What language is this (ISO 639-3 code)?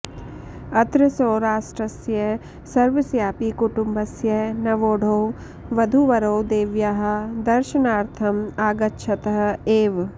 san